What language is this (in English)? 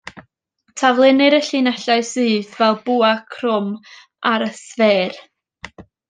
Welsh